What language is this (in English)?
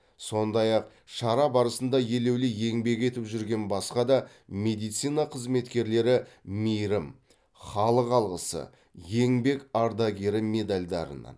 Kazakh